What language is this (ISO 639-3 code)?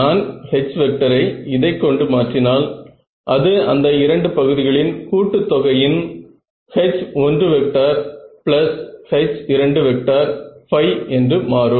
tam